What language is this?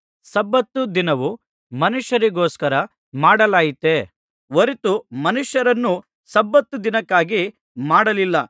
Kannada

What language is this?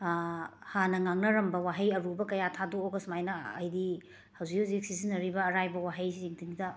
Manipuri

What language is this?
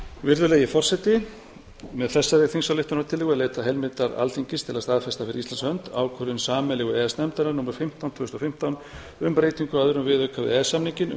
Icelandic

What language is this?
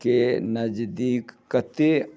Maithili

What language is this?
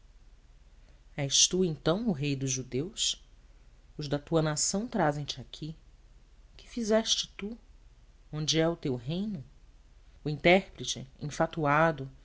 Portuguese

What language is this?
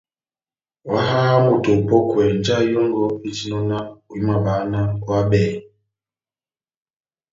Batanga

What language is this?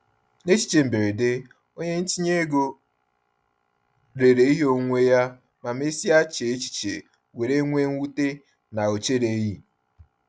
Igbo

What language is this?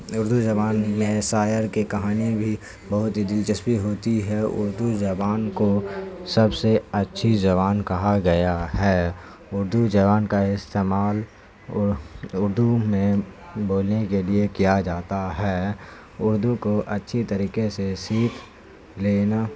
Urdu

